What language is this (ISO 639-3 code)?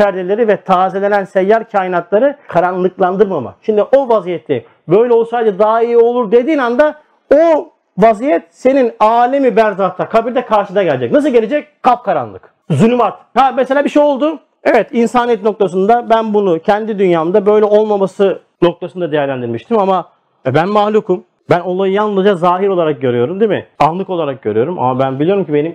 tur